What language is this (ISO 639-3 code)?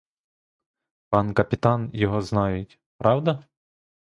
ukr